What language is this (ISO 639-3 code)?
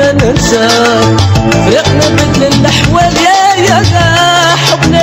ara